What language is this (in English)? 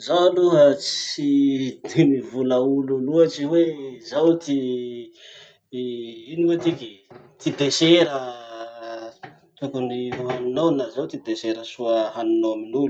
Masikoro Malagasy